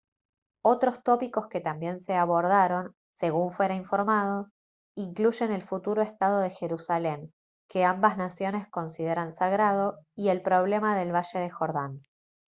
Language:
Spanish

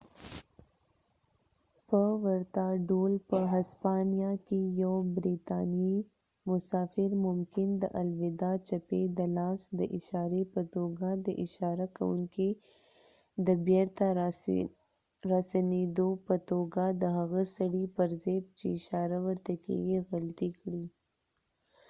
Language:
Pashto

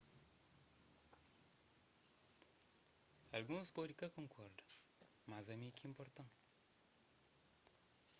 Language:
Kabuverdianu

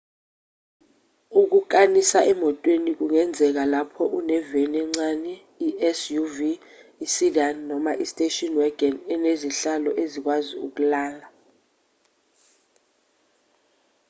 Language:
Zulu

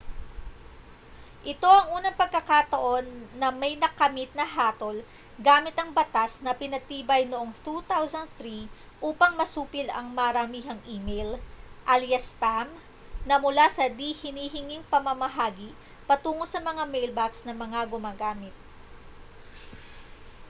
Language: Filipino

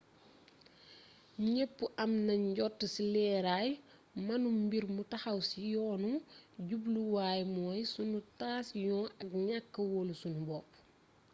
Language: Wolof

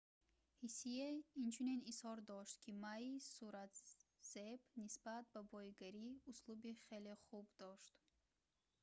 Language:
Tajik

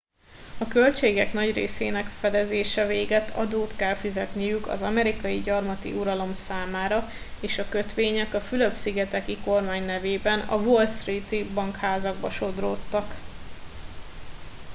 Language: Hungarian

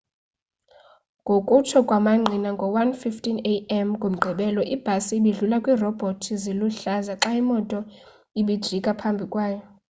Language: Xhosa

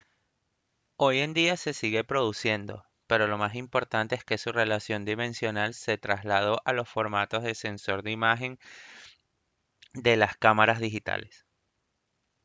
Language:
Spanish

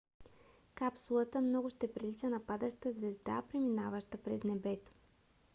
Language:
Bulgarian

